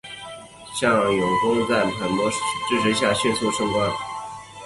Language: Chinese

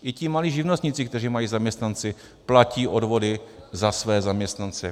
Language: Czech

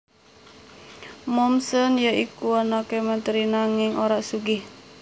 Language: Javanese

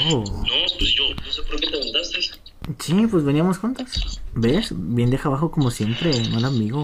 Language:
Spanish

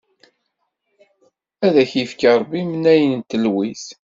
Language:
Kabyle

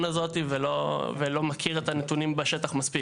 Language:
Hebrew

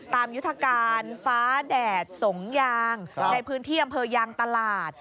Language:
Thai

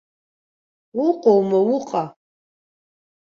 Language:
Abkhazian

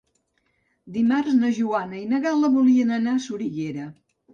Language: Catalan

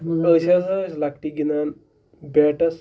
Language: Kashmiri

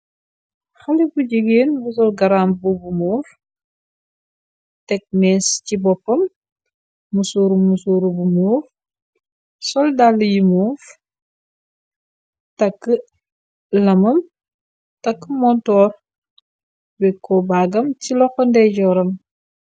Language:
Wolof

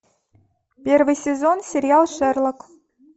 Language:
Russian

